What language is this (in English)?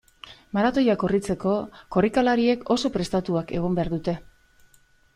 Basque